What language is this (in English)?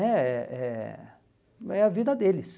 Portuguese